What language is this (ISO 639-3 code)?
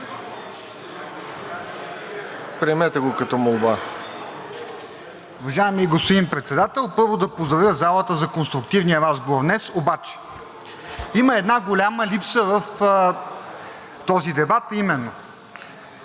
bul